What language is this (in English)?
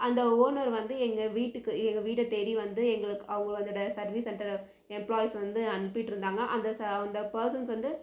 Tamil